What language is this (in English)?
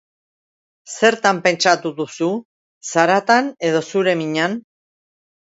Basque